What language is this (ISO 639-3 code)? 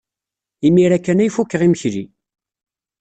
kab